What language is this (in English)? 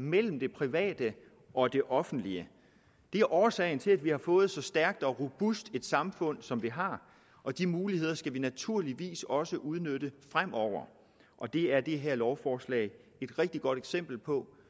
Danish